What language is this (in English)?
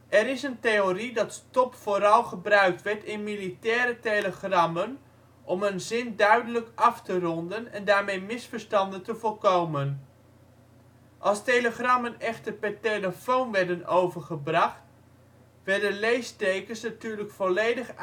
Dutch